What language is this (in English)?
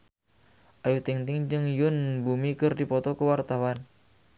Sundanese